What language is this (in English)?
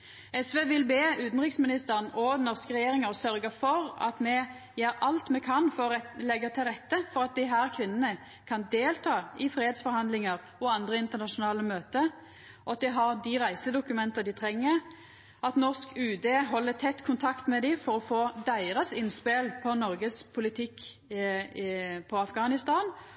Norwegian Nynorsk